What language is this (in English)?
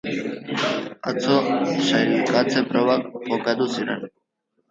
Basque